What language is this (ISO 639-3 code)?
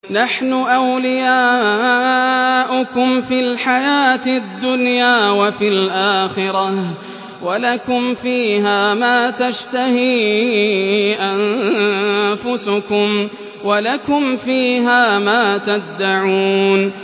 ara